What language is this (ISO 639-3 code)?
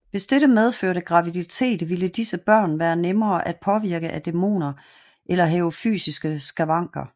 dan